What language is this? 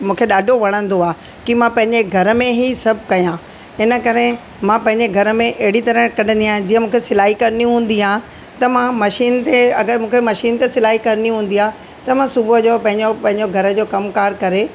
Sindhi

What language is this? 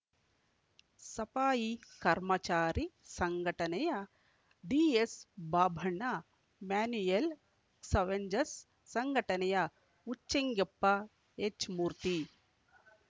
Kannada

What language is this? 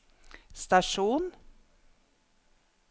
Norwegian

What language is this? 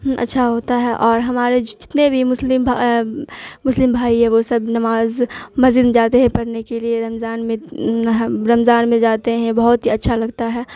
Urdu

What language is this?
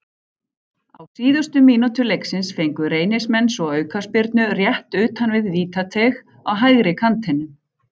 Icelandic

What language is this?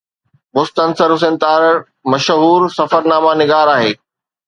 Sindhi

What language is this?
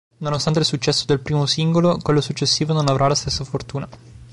Italian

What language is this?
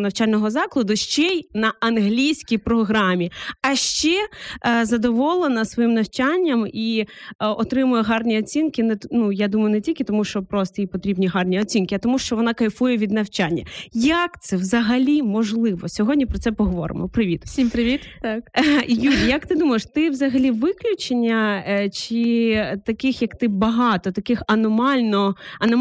Ukrainian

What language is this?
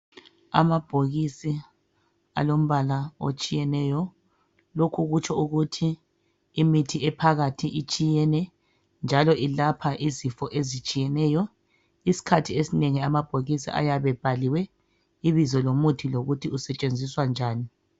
North Ndebele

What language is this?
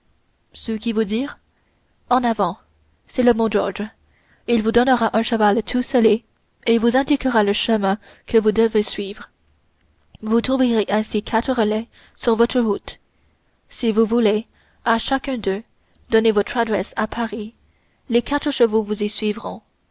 French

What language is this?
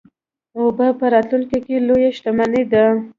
Pashto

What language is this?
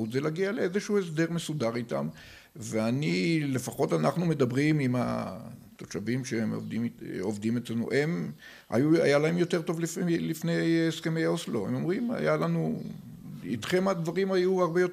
Hebrew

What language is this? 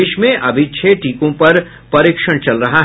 Hindi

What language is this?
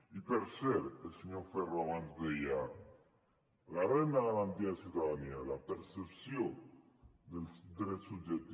Catalan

